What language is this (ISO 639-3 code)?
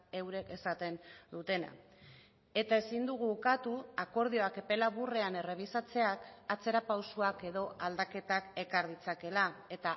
eus